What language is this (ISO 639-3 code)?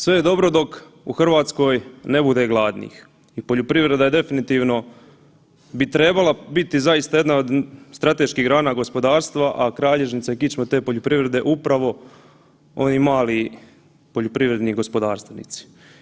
hrv